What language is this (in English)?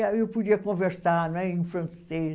Portuguese